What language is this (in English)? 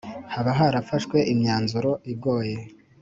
Kinyarwanda